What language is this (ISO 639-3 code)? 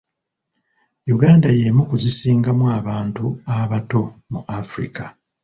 lug